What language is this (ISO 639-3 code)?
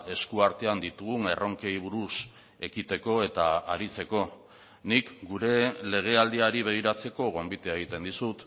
eus